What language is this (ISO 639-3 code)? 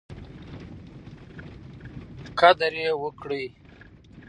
pus